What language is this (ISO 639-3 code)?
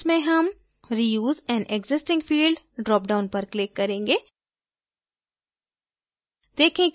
hin